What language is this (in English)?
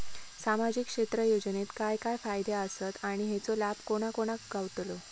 Marathi